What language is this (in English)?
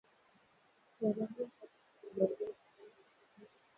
Swahili